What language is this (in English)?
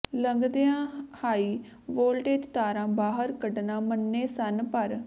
Punjabi